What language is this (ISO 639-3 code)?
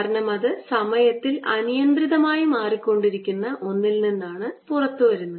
mal